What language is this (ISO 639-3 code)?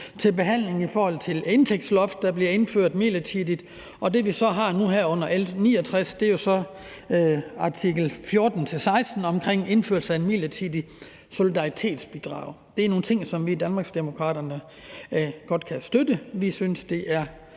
dan